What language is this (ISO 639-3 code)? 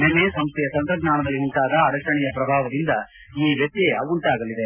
kan